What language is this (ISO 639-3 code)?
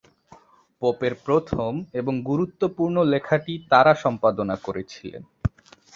ben